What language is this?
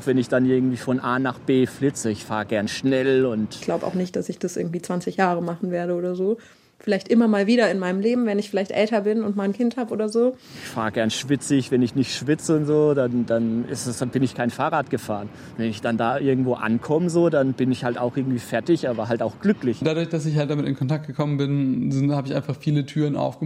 German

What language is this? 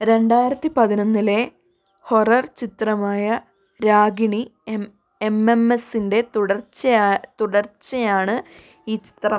Malayalam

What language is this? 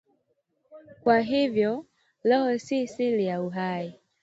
Swahili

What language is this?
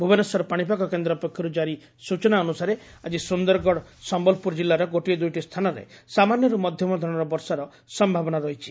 Odia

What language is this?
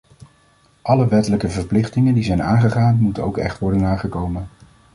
Dutch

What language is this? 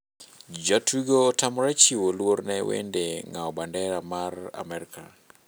Luo (Kenya and Tanzania)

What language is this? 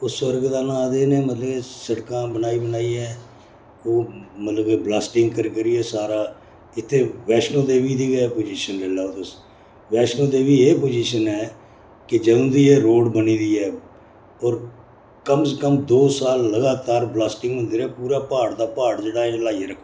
Dogri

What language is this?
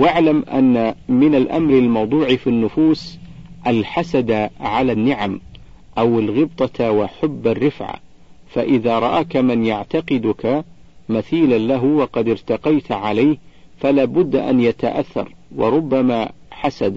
Arabic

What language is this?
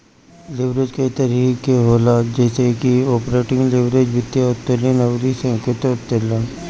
Bhojpuri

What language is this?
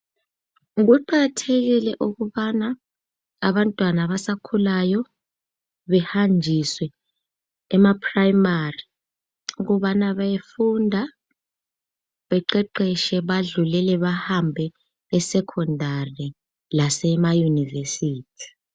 North Ndebele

